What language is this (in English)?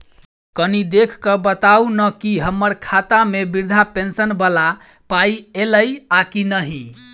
Maithili